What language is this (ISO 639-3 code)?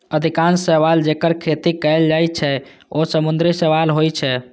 mai